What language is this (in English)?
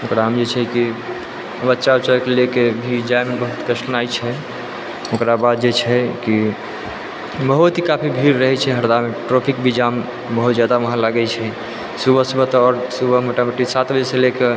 Maithili